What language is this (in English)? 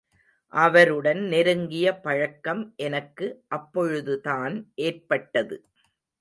Tamil